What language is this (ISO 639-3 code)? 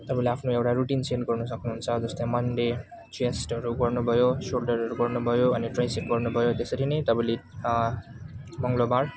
nep